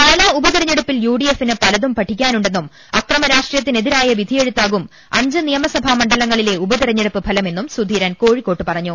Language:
Malayalam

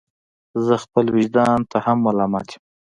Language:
Pashto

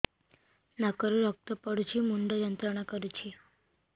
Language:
Odia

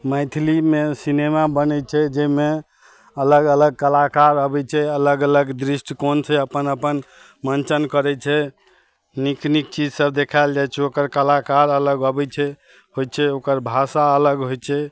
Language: Maithili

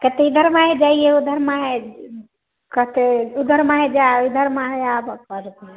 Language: Maithili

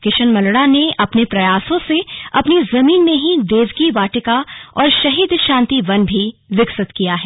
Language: Hindi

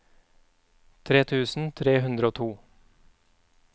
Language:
Norwegian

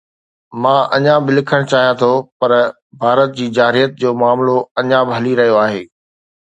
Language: Sindhi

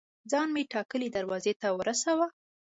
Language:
Pashto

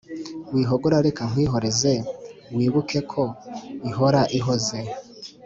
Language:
Kinyarwanda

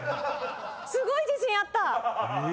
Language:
Japanese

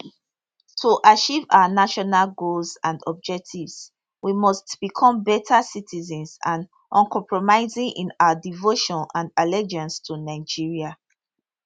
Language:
Nigerian Pidgin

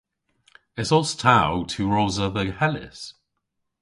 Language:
Cornish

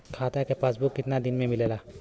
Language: Bhojpuri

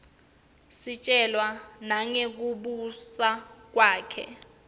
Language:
Swati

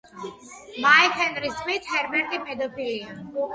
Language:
Georgian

